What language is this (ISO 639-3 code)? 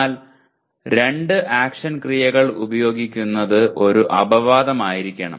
mal